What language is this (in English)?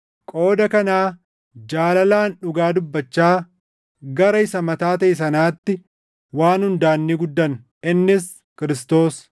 Oromo